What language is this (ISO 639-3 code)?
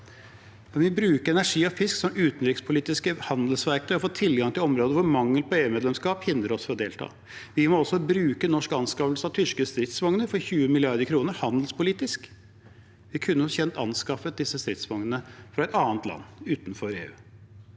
nor